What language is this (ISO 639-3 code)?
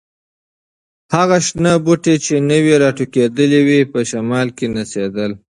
pus